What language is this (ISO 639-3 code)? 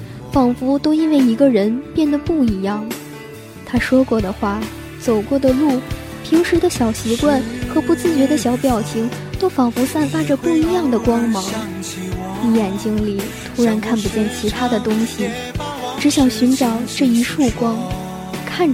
zho